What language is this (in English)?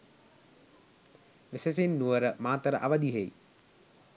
Sinhala